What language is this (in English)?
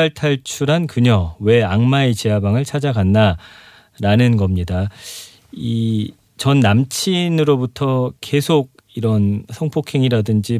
Korean